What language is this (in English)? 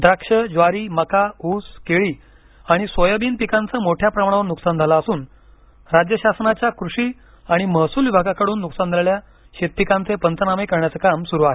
Marathi